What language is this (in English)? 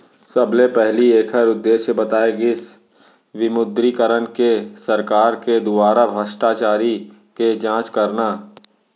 Chhattisgarhi